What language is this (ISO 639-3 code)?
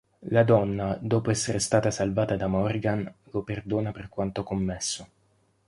ita